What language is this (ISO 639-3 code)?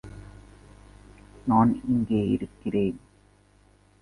tam